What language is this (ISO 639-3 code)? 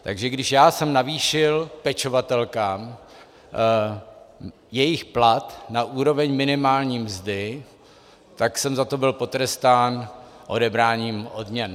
ces